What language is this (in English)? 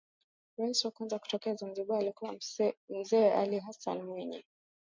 Swahili